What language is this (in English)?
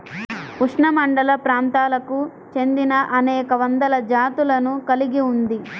Telugu